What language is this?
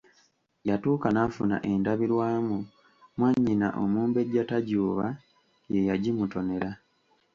Ganda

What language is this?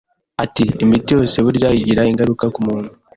Kinyarwanda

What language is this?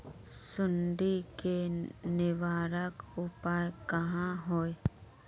Magahi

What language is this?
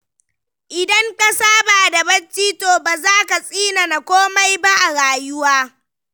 Hausa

